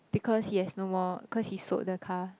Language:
English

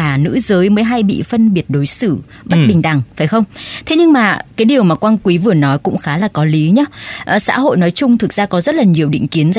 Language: Vietnamese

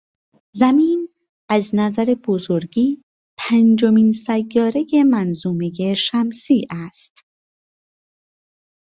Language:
Persian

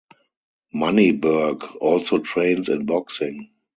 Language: English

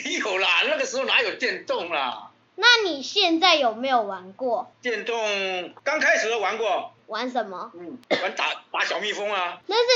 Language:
Chinese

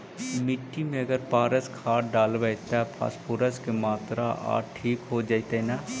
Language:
Magahi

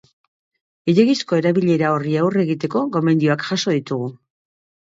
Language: Basque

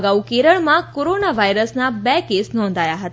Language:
Gujarati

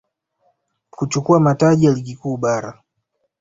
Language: Swahili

